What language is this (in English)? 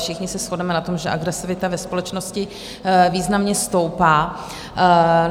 Czech